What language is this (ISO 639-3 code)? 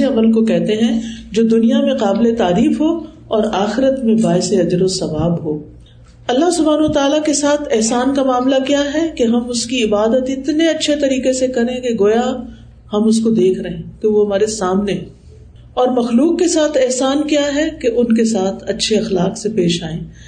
urd